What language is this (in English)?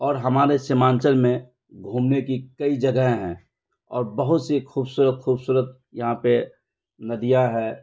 Urdu